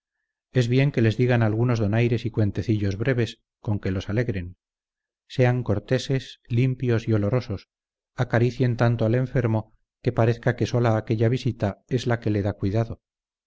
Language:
Spanish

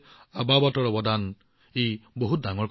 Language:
Assamese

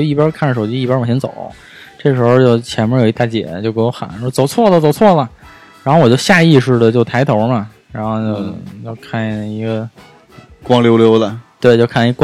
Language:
Chinese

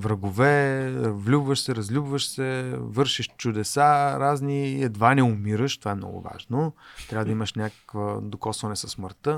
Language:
Bulgarian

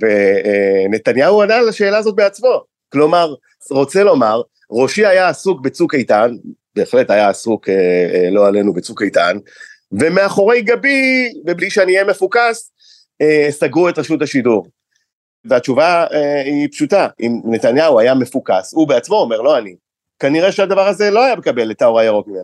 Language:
Hebrew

